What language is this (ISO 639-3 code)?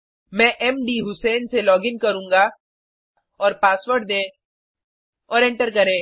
hin